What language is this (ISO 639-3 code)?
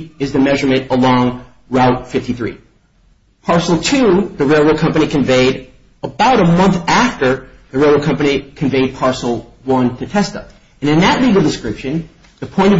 eng